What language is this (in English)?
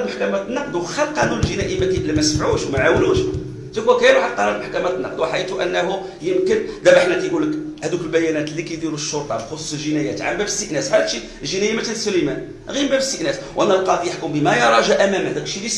Arabic